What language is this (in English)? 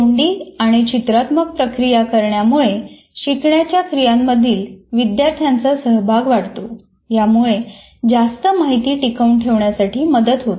Marathi